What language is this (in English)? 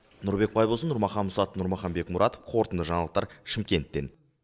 Kazakh